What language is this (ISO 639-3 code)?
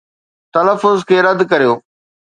snd